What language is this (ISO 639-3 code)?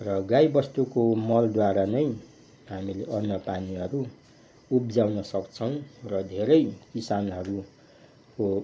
nep